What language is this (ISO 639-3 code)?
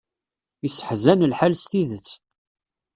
kab